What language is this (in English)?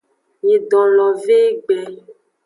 Aja (Benin)